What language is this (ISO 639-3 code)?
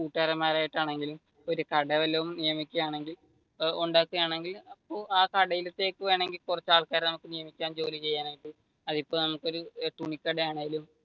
mal